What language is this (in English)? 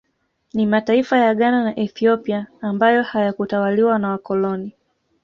Swahili